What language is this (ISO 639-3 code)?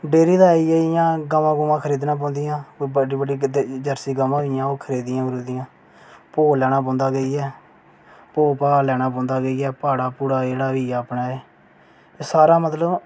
doi